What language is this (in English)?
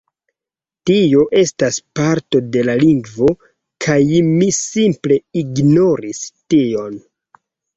Esperanto